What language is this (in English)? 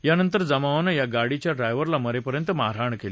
Marathi